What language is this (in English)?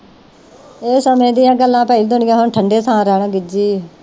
Punjabi